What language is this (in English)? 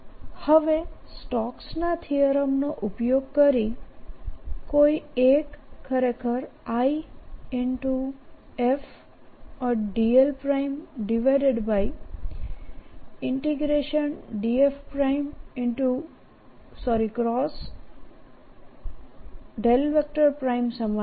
Gujarati